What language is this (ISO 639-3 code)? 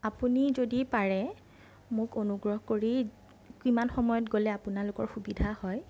asm